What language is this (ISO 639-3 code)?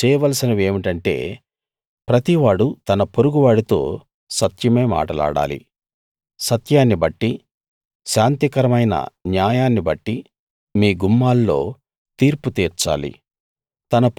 tel